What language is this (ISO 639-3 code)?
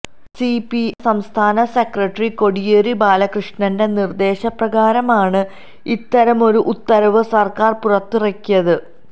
mal